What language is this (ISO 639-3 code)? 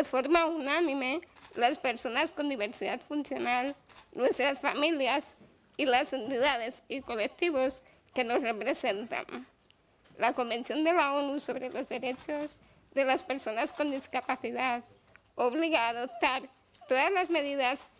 spa